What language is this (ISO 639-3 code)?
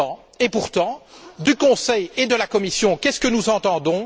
fra